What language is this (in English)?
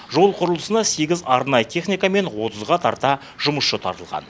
Kazakh